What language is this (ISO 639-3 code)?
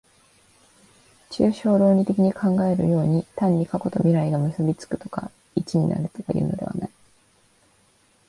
jpn